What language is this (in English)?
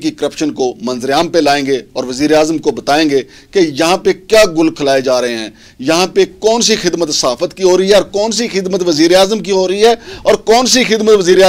Turkish